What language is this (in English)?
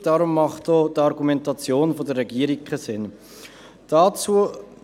Swiss German